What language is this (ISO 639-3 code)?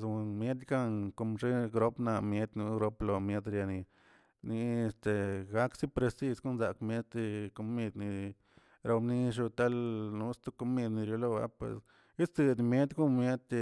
zts